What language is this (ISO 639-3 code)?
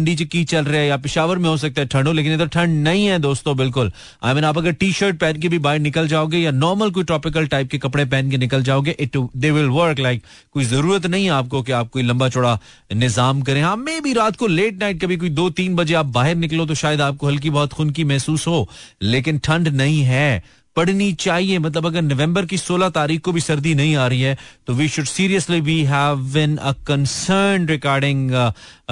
hin